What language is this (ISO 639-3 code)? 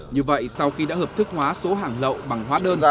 vie